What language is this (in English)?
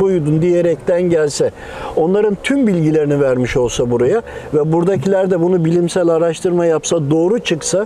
Turkish